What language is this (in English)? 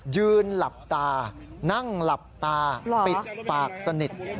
Thai